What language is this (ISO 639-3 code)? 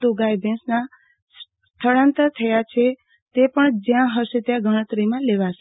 guj